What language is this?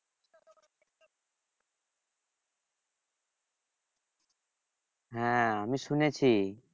Bangla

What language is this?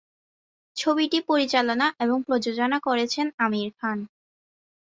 Bangla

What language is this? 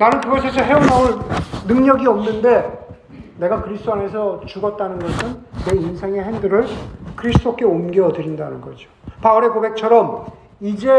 Korean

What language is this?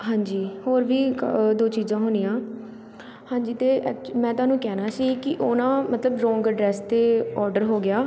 Punjabi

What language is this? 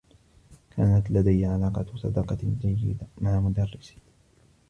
Arabic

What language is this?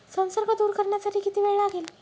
Marathi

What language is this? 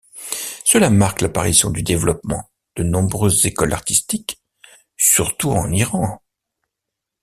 French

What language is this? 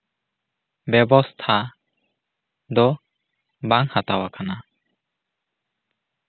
Santali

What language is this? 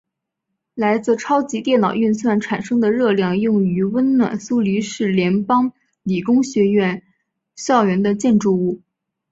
Chinese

